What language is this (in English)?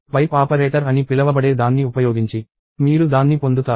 Telugu